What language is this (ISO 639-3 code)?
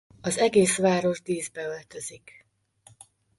hun